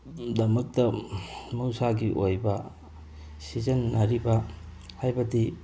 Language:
Manipuri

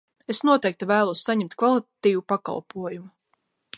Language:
Latvian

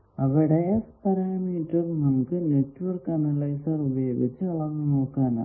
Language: Malayalam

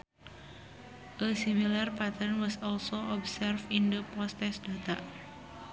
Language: Sundanese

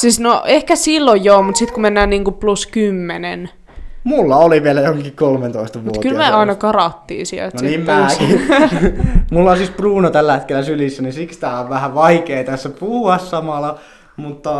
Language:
Finnish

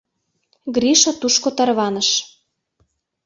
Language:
Mari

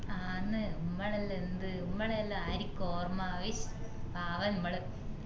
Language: Malayalam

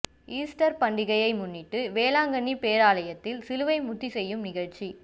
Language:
Tamil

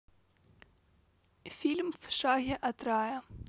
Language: Russian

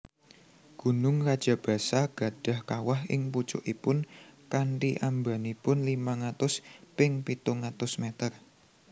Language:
Javanese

